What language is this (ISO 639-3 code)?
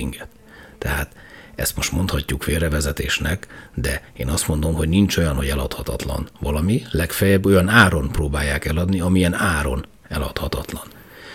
hun